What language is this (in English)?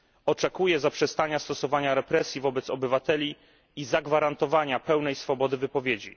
Polish